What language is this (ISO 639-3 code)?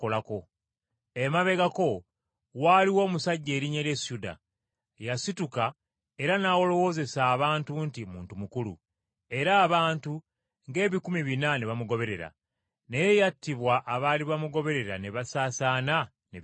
lug